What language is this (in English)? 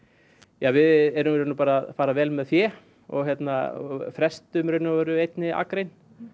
Icelandic